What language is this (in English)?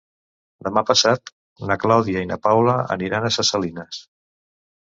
Catalan